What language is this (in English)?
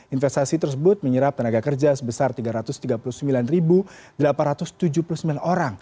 Indonesian